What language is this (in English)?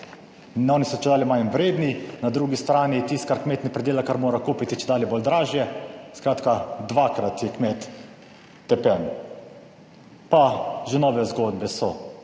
Slovenian